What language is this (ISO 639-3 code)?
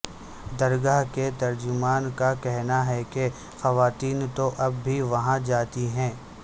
urd